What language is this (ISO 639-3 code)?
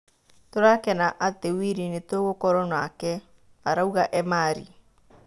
kik